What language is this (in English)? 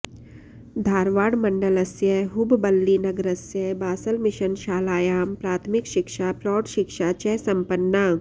Sanskrit